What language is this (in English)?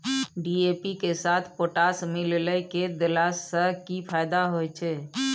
Maithili